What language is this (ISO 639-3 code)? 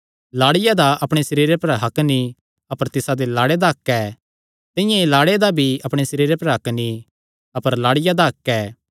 xnr